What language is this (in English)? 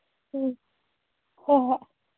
Manipuri